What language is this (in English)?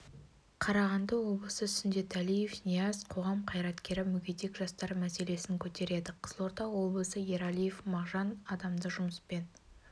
Kazakh